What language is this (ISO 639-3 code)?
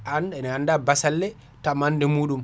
ful